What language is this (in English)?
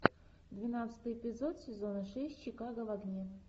Russian